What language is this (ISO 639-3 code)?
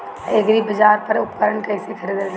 bho